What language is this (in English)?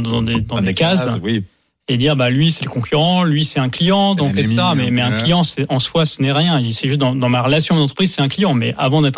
French